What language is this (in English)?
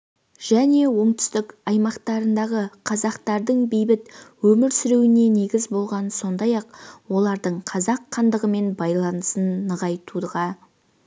Kazakh